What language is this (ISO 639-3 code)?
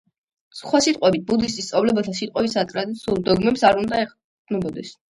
kat